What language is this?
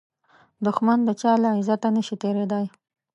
Pashto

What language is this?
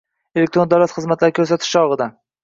Uzbek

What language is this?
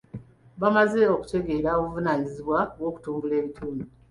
Ganda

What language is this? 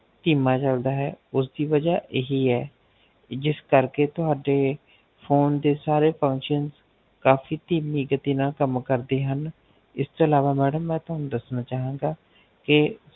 Punjabi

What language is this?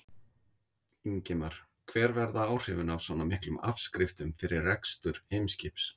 Icelandic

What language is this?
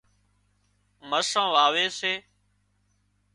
Wadiyara Koli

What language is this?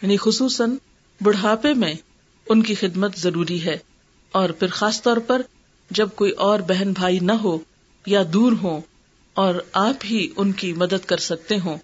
Urdu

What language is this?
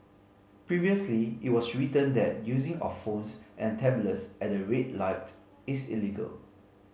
English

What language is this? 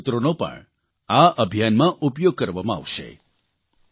Gujarati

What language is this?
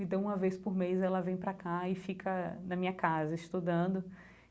Portuguese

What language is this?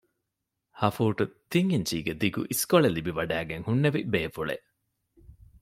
Divehi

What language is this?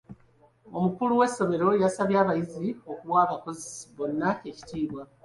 Ganda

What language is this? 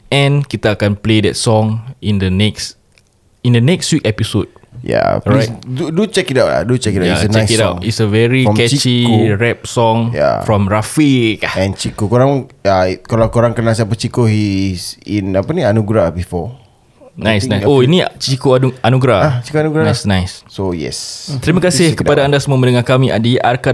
Malay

